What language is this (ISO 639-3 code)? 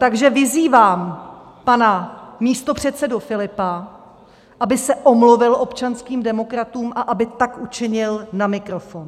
ces